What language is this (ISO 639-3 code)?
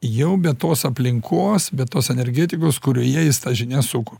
lit